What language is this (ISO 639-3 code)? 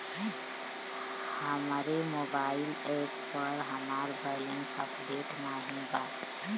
bho